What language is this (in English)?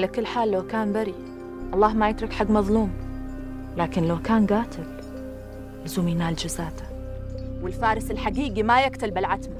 Arabic